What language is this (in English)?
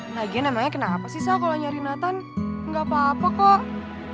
Indonesian